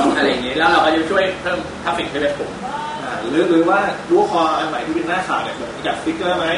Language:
Thai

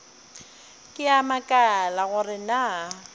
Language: Northern Sotho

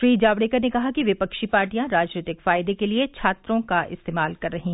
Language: Hindi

